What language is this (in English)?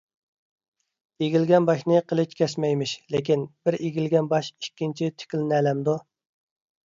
Uyghur